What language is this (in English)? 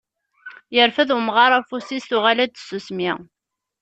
Kabyle